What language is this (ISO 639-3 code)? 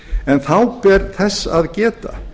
isl